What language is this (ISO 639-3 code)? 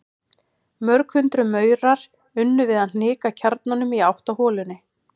isl